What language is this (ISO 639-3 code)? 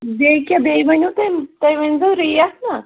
kas